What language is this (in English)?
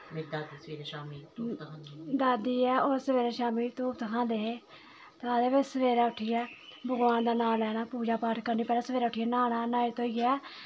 Dogri